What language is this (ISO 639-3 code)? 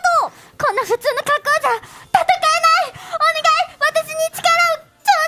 jpn